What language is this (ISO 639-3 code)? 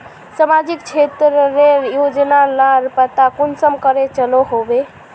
mag